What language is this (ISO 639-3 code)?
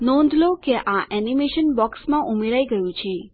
guj